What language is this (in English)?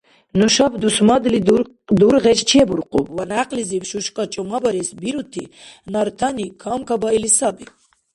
Dargwa